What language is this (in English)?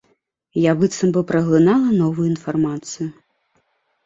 Belarusian